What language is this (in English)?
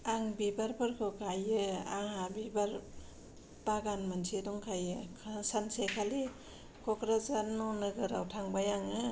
Bodo